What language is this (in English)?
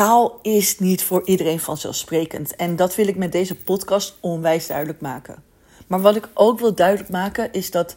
Dutch